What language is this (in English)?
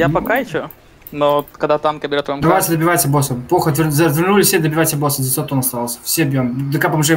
Russian